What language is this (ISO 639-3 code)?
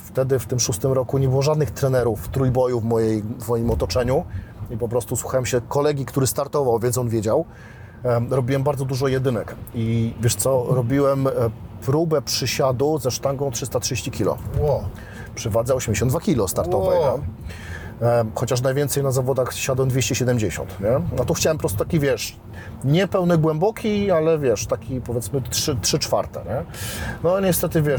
pol